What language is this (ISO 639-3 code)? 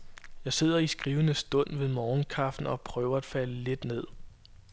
dan